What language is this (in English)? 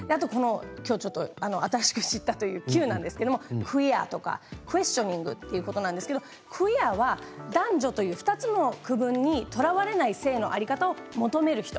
Japanese